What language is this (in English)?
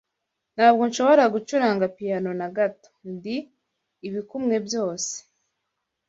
Kinyarwanda